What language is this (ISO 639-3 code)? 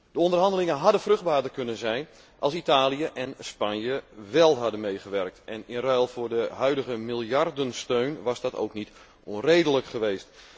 nld